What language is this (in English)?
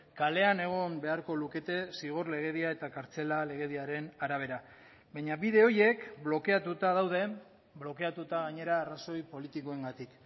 Basque